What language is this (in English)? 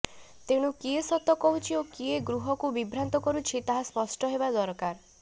Odia